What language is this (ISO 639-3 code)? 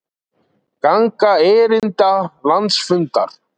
isl